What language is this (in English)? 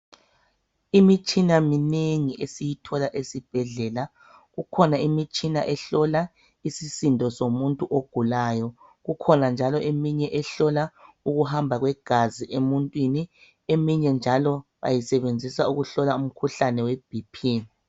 North Ndebele